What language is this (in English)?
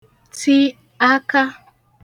Igbo